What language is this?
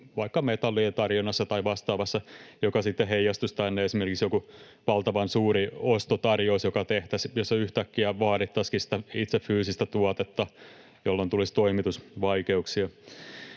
Finnish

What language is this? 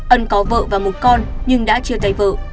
Vietnamese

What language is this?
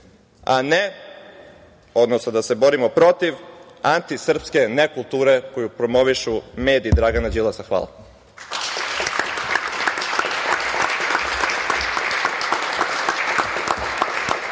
Serbian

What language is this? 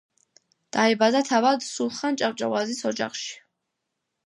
Georgian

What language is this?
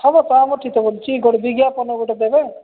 Odia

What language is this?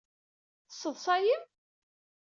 Kabyle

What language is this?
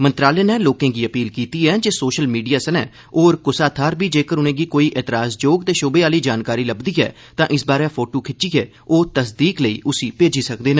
Dogri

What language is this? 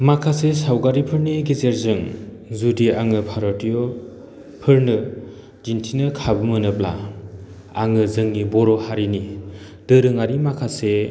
Bodo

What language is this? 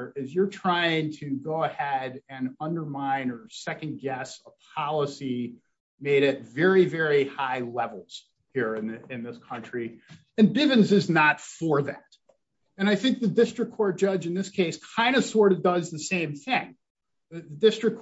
English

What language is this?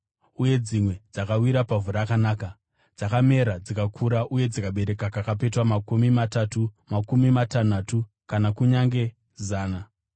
Shona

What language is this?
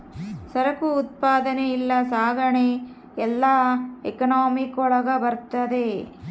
Kannada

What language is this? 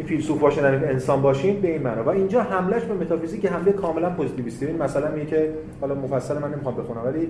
Persian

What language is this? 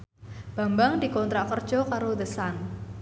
Javanese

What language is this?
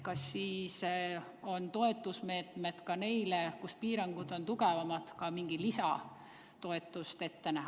Estonian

